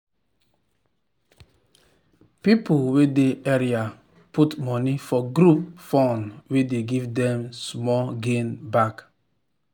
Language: Nigerian Pidgin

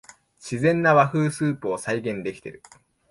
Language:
Japanese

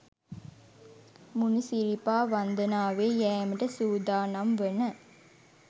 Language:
Sinhala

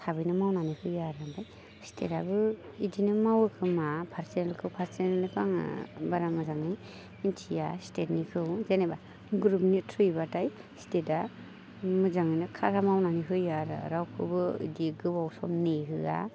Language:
Bodo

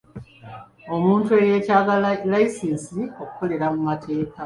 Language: Ganda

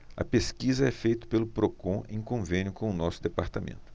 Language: Portuguese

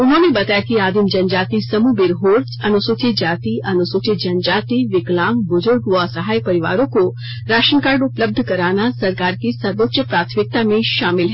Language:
Hindi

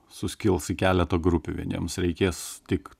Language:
Lithuanian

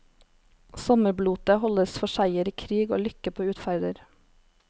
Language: Norwegian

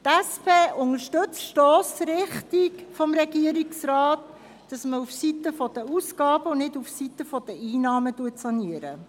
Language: Swiss German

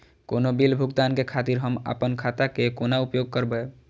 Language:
Maithili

